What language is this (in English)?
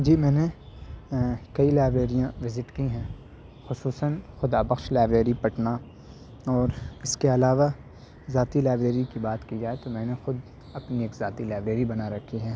Urdu